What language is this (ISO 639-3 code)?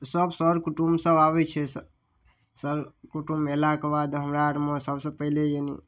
mai